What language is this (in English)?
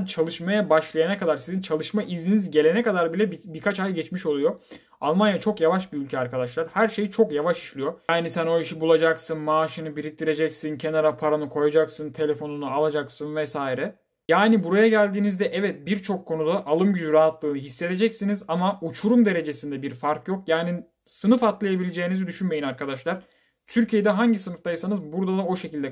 Turkish